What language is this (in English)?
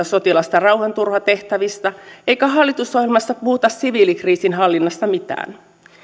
Finnish